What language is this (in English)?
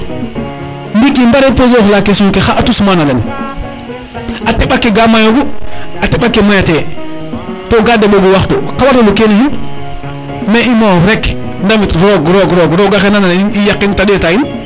Serer